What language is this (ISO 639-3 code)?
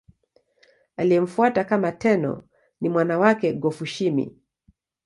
swa